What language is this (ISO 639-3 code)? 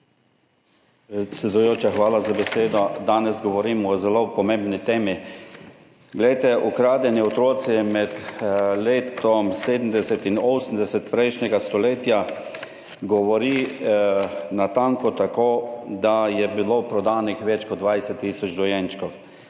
slv